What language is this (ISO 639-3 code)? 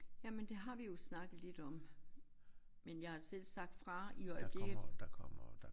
dan